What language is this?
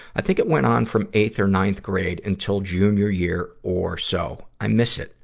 English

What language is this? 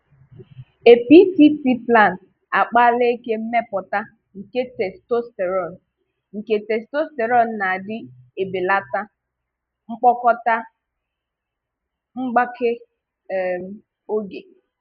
Igbo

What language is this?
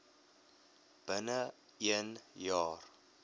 Afrikaans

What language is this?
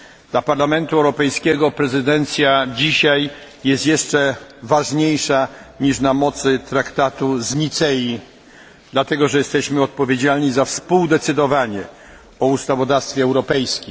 Polish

